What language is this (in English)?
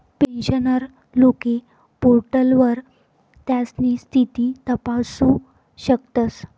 Marathi